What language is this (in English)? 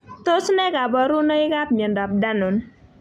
Kalenjin